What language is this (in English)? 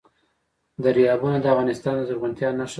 Pashto